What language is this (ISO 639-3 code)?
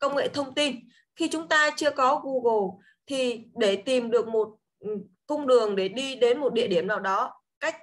vie